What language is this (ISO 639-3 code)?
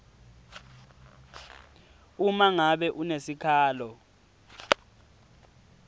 ssw